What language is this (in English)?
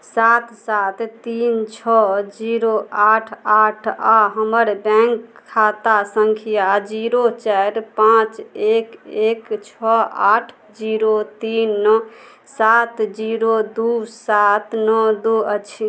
Maithili